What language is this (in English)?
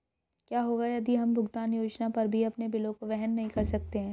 Hindi